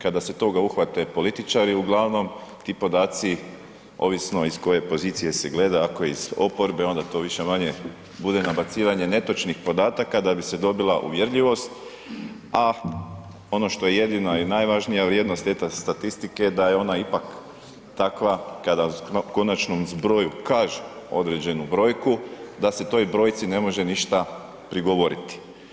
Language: Croatian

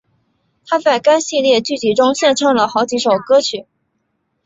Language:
Chinese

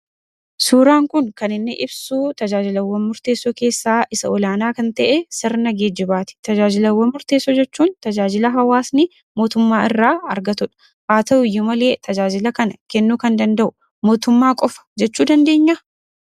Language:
Oromo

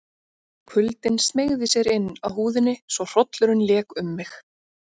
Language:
Icelandic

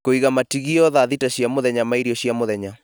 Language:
Kikuyu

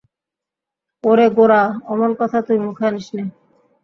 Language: Bangla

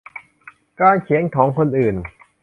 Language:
Thai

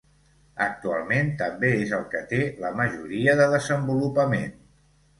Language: Catalan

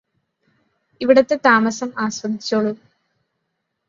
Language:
Malayalam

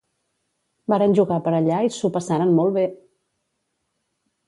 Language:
Catalan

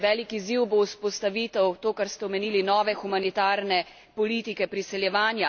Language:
Slovenian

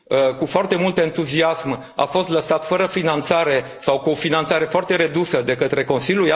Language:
Romanian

